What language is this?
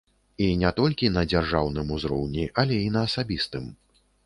Belarusian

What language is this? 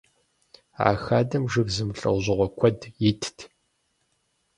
Kabardian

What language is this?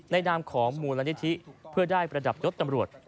Thai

